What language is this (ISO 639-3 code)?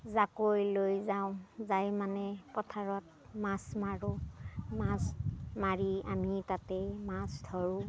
asm